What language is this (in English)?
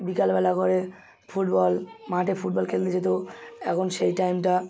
Bangla